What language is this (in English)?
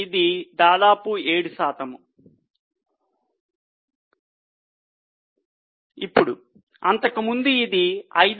Telugu